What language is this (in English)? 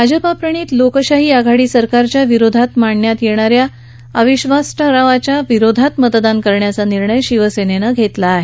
Marathi